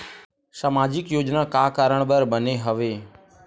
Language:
Chhattisgarhi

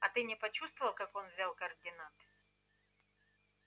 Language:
Russian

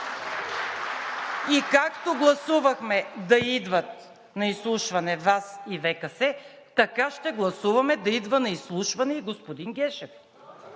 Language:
Bulgarian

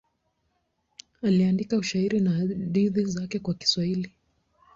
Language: Swahili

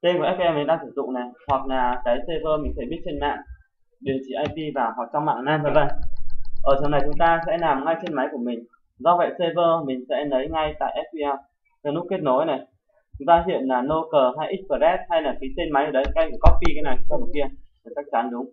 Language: Vietnamese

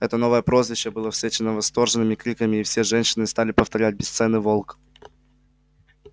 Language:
Russian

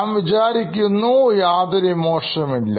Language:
Malayalam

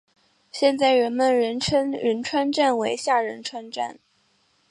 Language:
Chinese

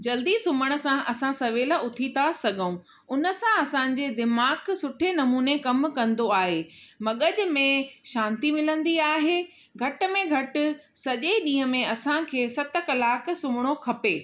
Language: Sindhi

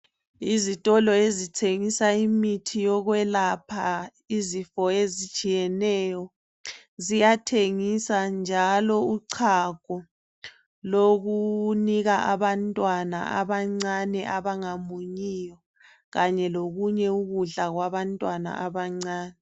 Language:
North Ndebele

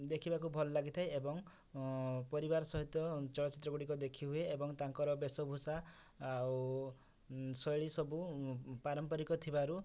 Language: Odia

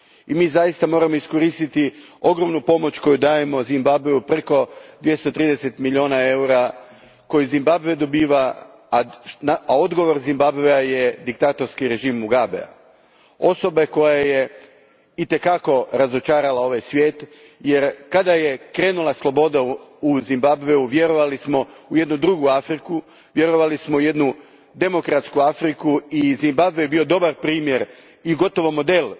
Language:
Croatian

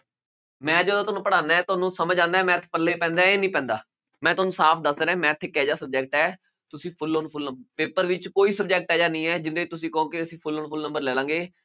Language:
Punjabi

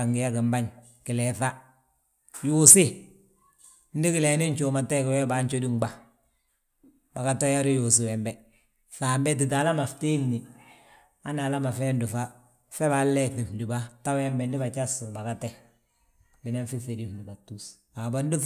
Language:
Balanta-Ganja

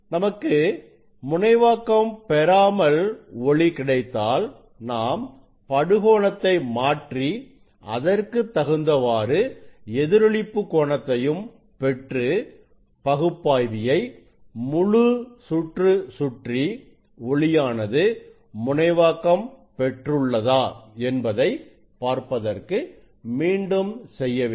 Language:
Tamil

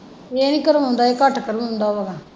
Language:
Punjabi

